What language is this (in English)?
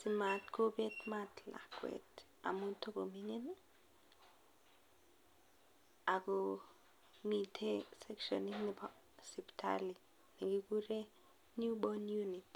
Kalenjin